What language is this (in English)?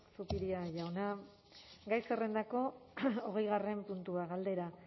Basque